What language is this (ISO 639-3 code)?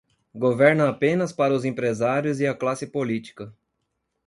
por